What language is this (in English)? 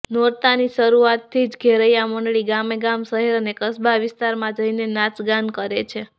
Gujarati